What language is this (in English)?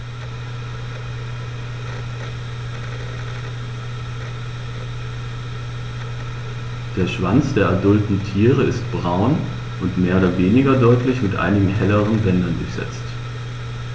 German